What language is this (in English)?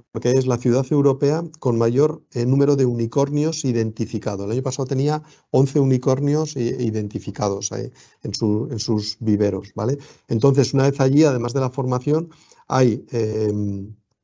Spanish